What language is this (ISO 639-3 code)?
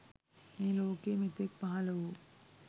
sin